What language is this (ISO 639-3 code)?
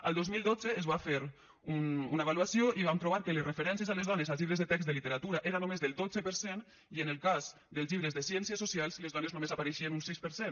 cat